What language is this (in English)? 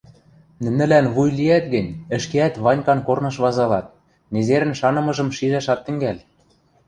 Western Mari